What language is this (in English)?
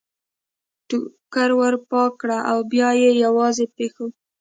Pashto